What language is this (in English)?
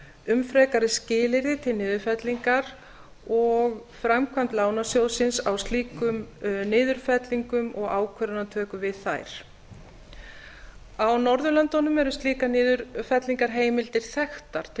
Icelandic